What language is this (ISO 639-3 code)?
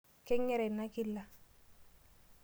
mas